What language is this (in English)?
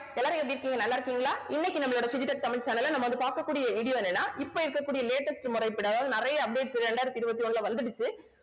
Tamil